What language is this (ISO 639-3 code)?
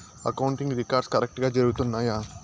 tel